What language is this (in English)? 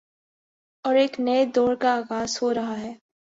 Urdu